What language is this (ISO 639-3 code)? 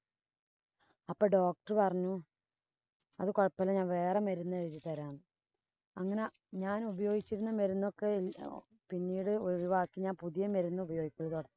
mal